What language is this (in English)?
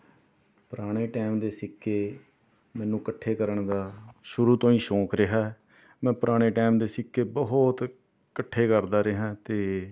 Punjabi